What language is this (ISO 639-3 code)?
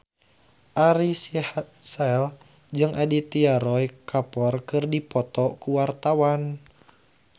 sun